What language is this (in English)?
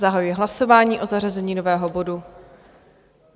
Czech